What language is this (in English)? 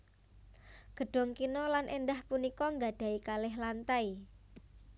Javanese